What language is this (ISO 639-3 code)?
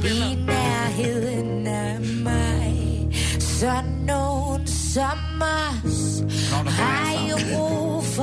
swe